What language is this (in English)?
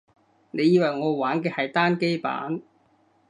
Cantonese